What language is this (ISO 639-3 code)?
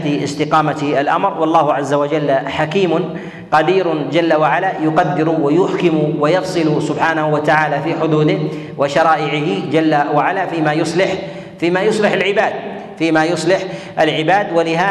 ara